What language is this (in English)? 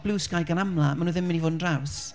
Welsh